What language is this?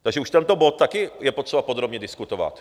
Czech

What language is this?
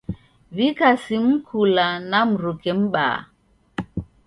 Taita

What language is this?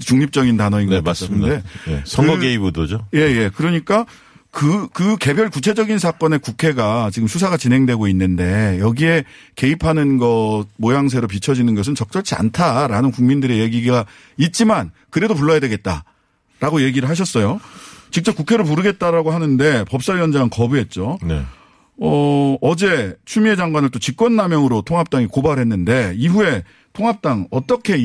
Korean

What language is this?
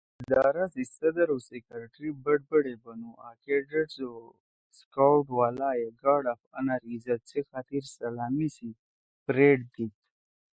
Torwali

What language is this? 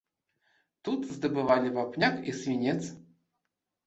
Belarusian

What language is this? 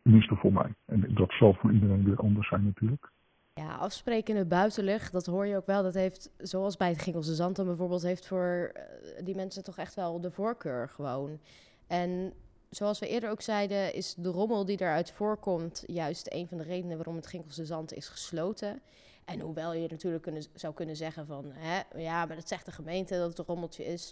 Dutch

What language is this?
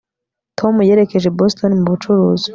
Kinyarwanda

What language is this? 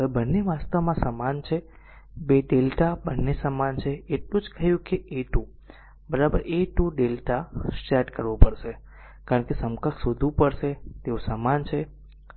Gujarati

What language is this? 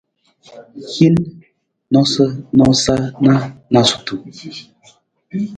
Nawdm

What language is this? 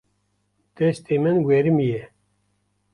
Kurdish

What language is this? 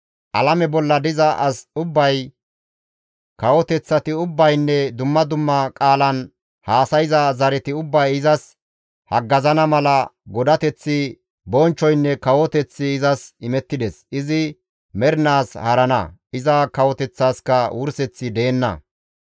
Gamo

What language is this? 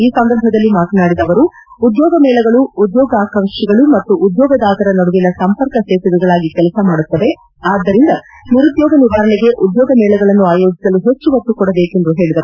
Kannada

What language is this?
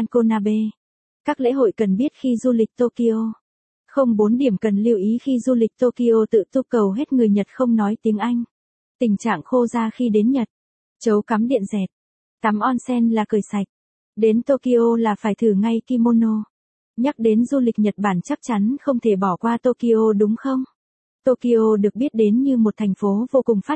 Vietnamese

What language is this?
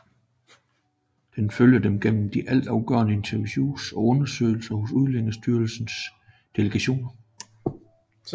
Danish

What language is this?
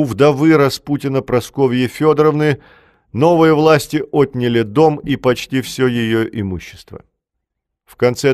Russian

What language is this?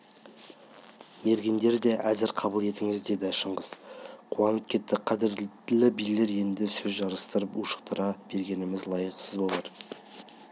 Kazakh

